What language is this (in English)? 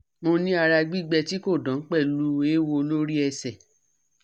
Yoruba